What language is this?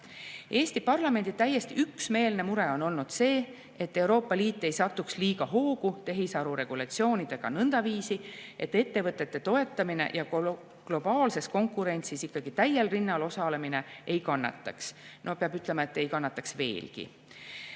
Estonian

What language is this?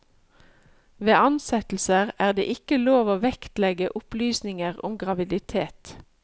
Norwegian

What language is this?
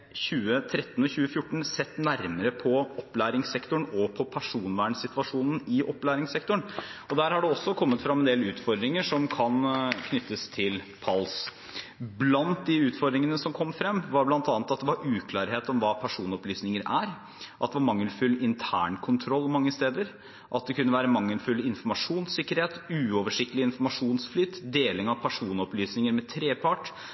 Norwegian Bokmål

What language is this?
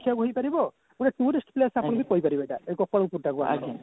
Odia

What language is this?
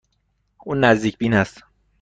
Persian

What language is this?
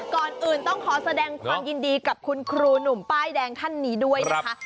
Thai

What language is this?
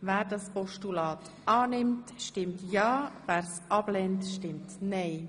Swiss German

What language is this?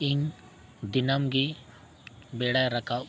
Santali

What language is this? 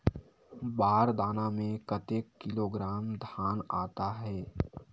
Chhattisgarhi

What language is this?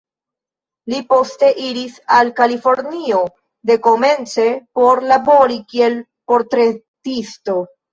Esperanto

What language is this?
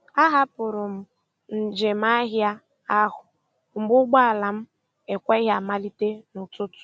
Igbo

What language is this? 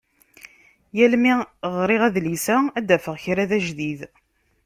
Kabyle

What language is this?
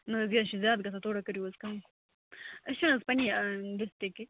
Kashmiri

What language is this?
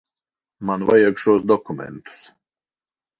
Latvian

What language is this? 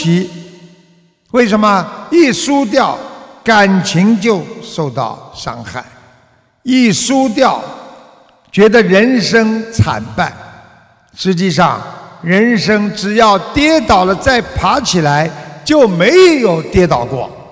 Chinese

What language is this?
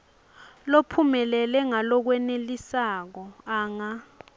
Swati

